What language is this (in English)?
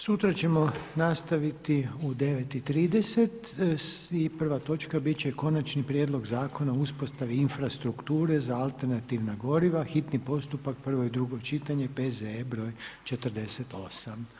Croatian